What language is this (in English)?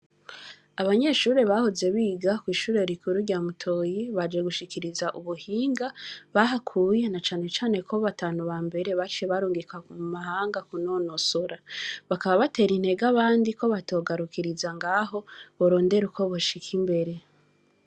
Rundi